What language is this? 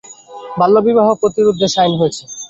Bangla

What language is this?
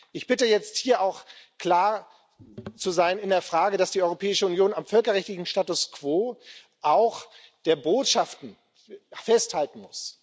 German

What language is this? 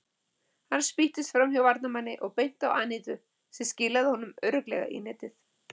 Icelandic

